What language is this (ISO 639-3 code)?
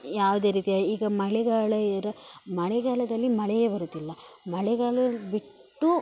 kan